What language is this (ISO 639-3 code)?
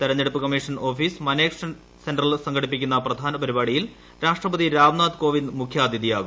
mal